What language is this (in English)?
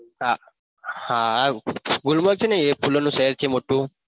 Gujarati